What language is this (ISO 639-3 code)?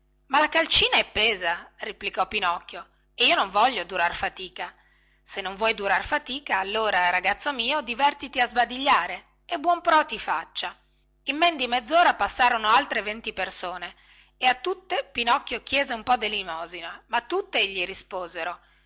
ita